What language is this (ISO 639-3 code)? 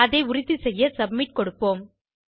tam